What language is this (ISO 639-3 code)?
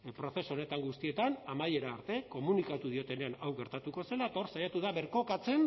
eus